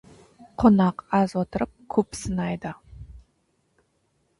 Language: Kazakh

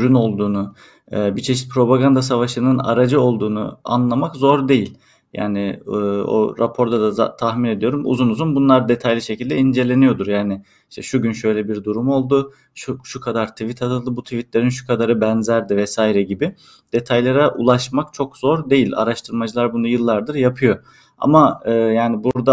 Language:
Turkish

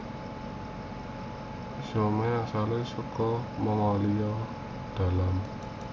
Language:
Javanese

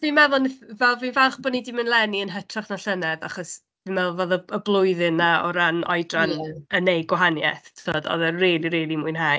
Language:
Welsh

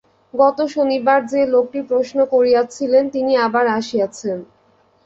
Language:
Bangla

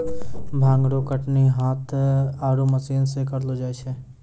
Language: Maithili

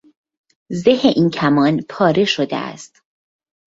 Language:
Persian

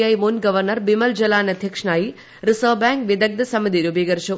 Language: Malayalam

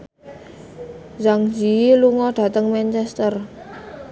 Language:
Javanese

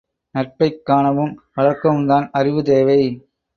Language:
Tamil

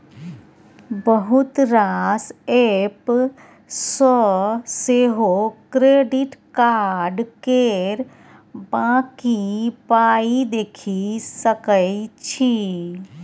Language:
Maithili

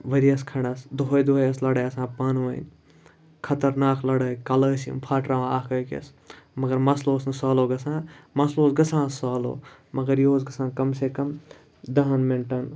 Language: Kashmiri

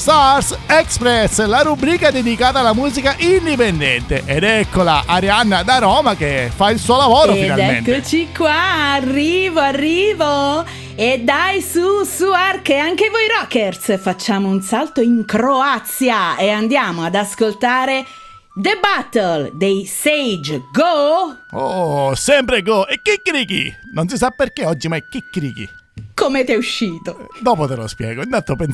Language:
Italian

